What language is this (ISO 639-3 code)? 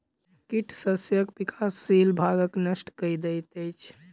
mai